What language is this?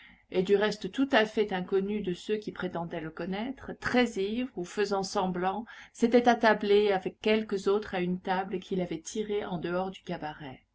French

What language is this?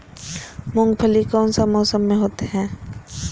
Magahi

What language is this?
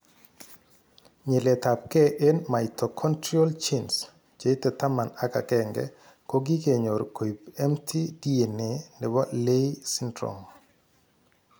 Kalenjin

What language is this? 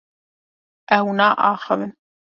Kurdish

